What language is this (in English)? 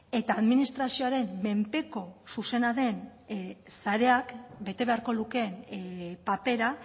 Basque